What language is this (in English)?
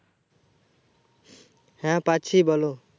Bangla